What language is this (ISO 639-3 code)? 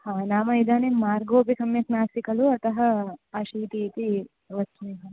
san